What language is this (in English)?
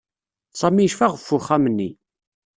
Kabyle